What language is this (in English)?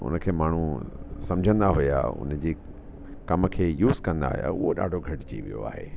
Sindhi